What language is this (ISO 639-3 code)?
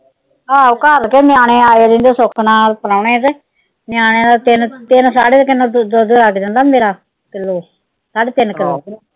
pan